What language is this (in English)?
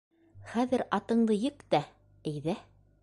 Bashkir